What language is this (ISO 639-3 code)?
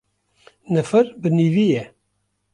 kur